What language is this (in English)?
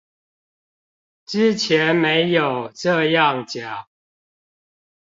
Chinese